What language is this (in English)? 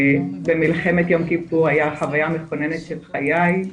Hebrew